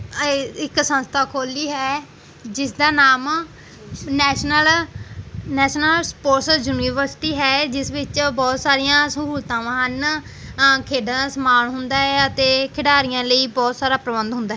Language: Punjabi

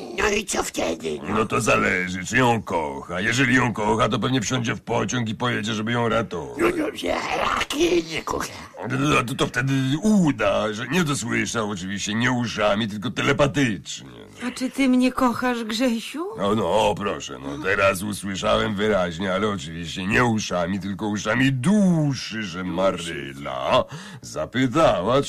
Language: Polish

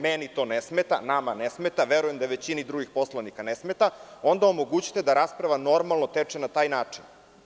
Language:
Serbian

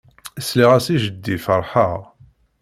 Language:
Kabyle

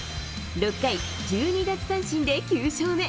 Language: Japanese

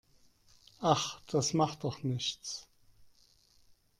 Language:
German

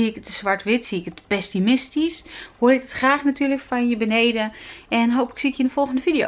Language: Dutch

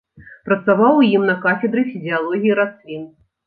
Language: Belarusian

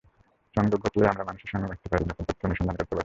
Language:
Bangla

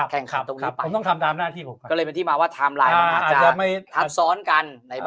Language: Thai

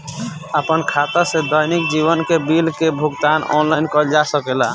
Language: Bhojpuri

